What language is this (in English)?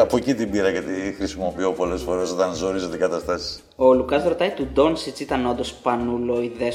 Greek